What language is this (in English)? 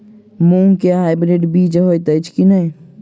Maithili